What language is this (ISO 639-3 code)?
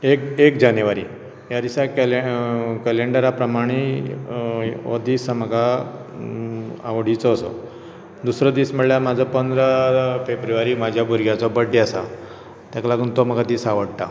kok